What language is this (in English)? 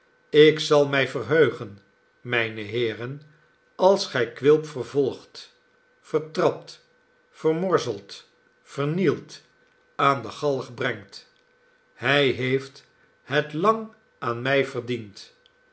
Dutch